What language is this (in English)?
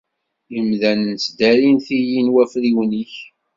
Kabyle